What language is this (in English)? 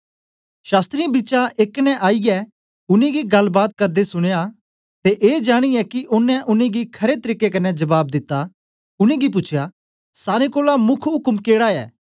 Dogri